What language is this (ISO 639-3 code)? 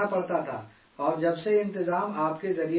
urd